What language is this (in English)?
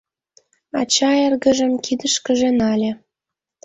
Mari